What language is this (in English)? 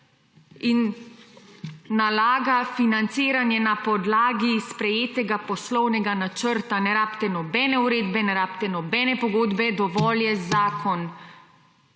Slovenian